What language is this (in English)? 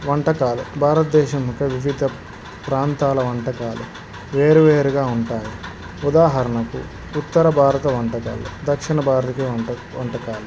Telugu